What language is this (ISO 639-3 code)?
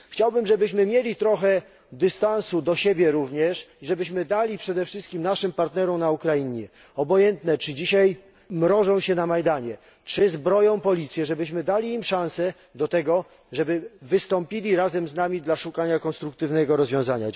pol